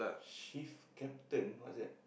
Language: English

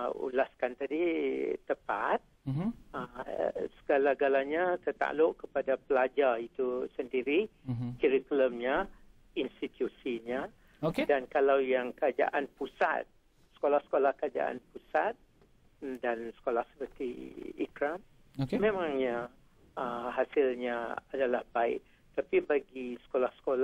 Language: Malay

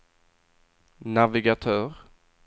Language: Swedish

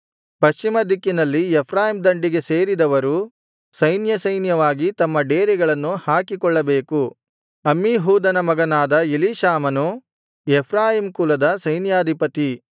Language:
Kannada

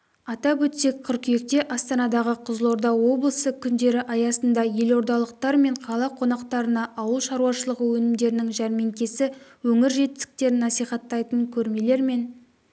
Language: Kazakh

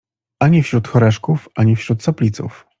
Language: Polish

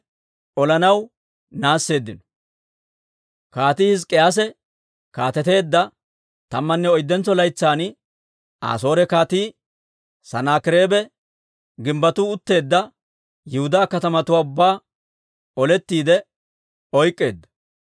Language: Dawro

